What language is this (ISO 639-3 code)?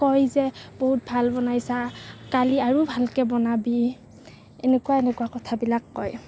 asm